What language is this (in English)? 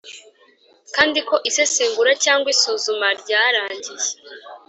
Kinyarwanda